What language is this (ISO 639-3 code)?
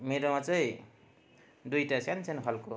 nep